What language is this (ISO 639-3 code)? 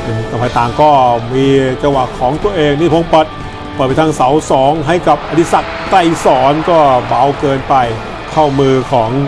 tha